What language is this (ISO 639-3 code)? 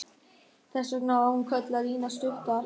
isl